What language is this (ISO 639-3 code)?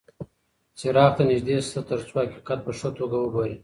pus